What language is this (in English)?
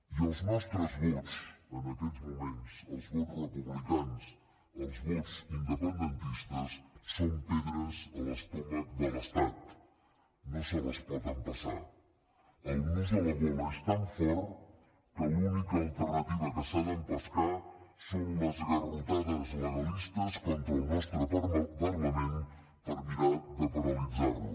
Catalan